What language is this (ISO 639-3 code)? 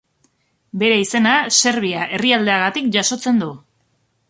eus